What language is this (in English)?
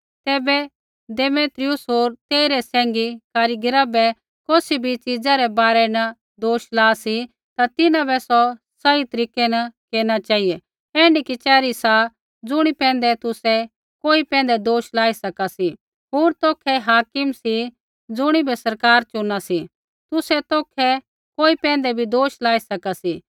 Kullu Pahari